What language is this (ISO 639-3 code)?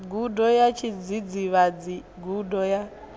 ven